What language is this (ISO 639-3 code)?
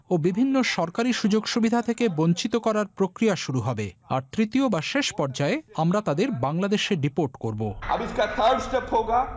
ben